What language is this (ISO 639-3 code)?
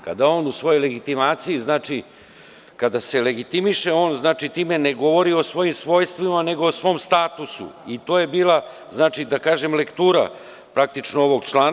srp